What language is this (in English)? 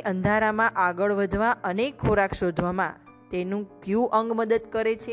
Gujarati